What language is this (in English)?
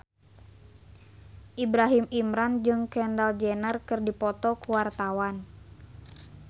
Sundanese